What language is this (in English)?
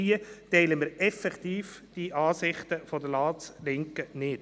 Swiss German